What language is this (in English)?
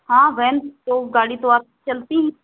Hindi